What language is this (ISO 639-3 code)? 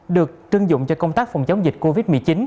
vie